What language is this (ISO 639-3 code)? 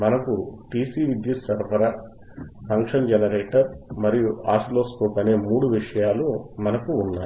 tel